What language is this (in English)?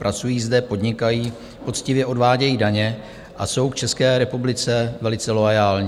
Czech